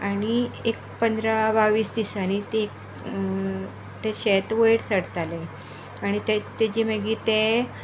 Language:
Konkani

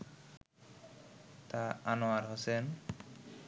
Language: Bangla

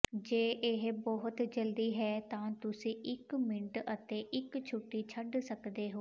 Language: Punjabi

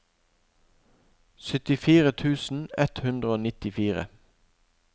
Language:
Norwegian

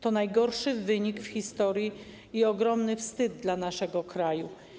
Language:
Polish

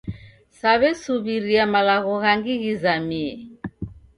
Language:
Taita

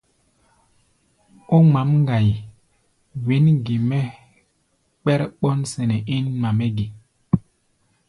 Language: Gbaya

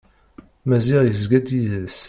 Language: Kabyle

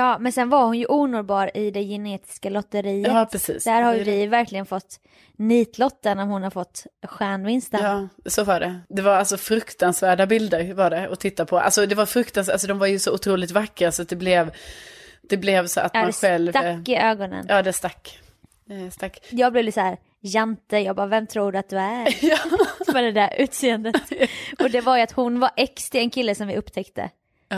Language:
Swedish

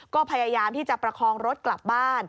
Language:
Thai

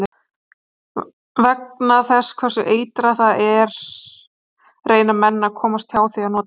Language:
Icelandic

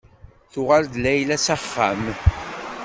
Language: Kabyle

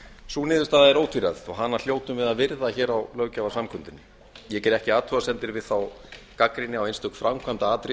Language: Icelandic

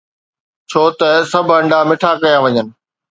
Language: Sindhi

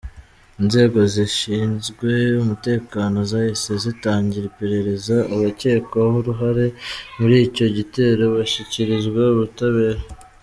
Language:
Kinyarwanda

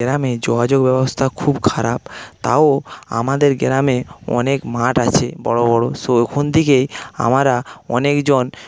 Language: Bangla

